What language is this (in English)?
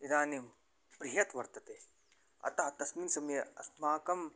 Sanskrit